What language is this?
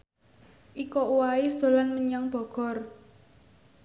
Javanese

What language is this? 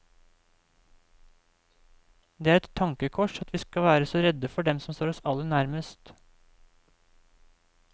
Norwegian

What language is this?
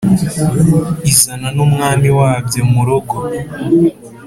Kinyarwanda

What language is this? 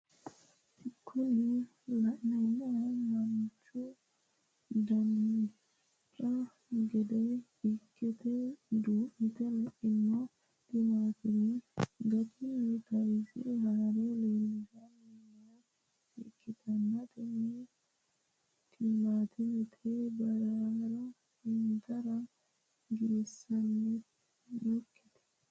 Sidamo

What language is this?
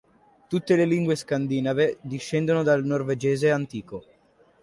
Italian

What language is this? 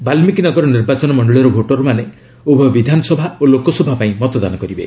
Odia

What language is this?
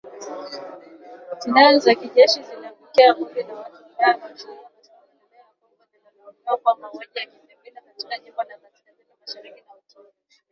Swahili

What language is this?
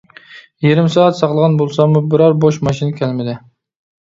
Uyghur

